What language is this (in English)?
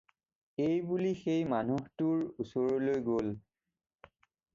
Assamese